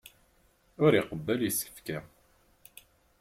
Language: Kabyle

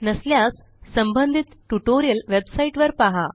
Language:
Marathi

